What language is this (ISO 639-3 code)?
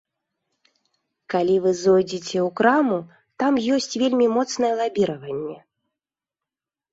bel